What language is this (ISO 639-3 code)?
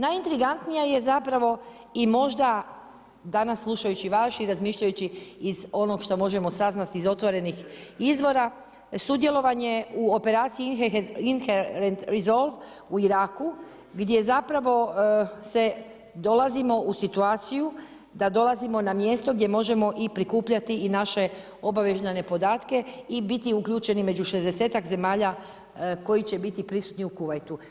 hrv